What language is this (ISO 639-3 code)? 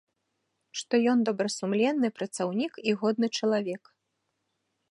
bel